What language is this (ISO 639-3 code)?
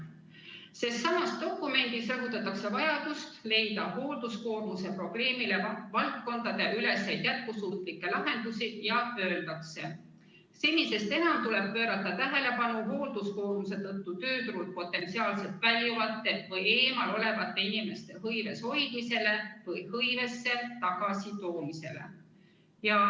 est